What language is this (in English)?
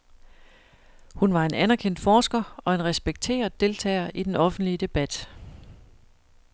Danish